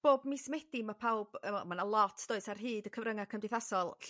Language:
Welsh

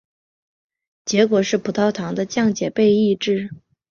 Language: Chinese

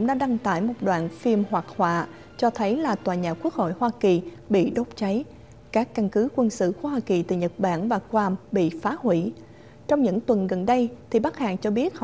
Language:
Vietnamese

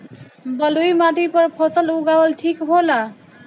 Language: Bhojpuri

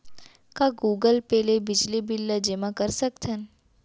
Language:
Chhattisgarhi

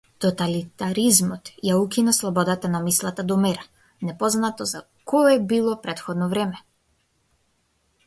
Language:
Macedonian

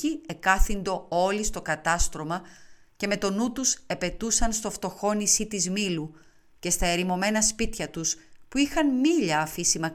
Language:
Greek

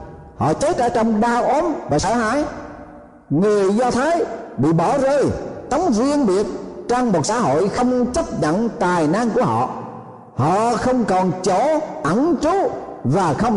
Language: Vietnamese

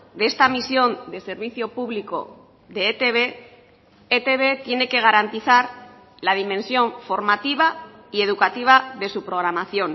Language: Spanish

